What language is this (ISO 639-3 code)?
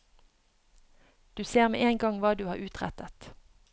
nor